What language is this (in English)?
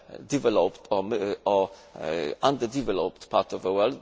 English